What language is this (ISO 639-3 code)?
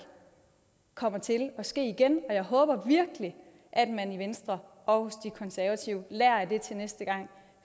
dan